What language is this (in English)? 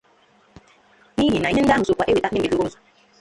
Igbo